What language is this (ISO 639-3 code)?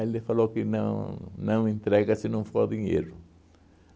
por